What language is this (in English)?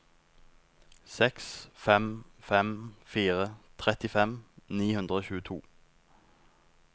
Norwegian